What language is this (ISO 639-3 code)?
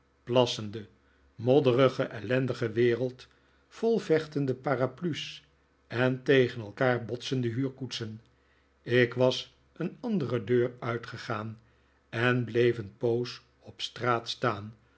nld